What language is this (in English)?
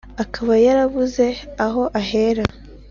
Kinyarwanda